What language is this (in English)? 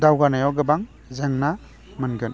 Bodo